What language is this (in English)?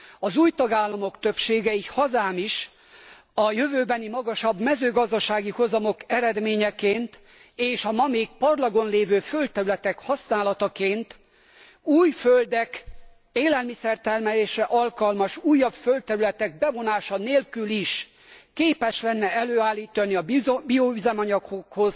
Hungarian